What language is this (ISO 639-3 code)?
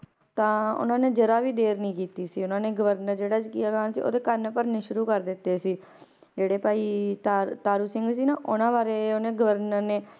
pan